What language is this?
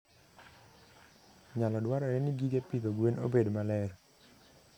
Luo (Kenya and Tanzania)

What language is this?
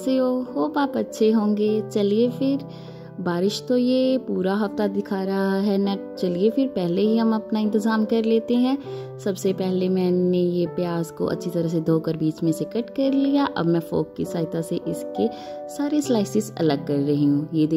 Hindi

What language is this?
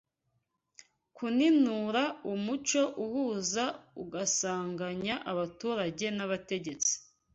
Kinyarwanda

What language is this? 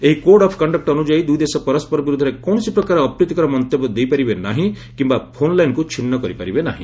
Odia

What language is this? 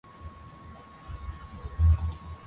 Swahili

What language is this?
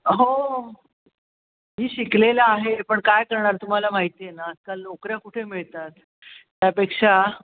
Marathi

